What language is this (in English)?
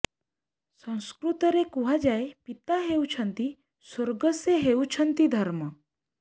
Odia